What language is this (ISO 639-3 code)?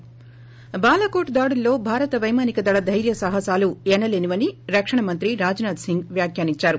tel